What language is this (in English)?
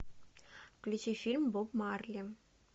Russian